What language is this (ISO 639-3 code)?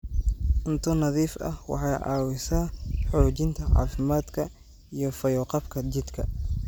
som